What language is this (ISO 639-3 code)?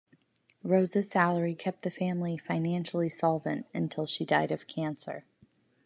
eng